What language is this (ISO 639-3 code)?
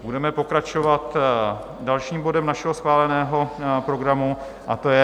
ces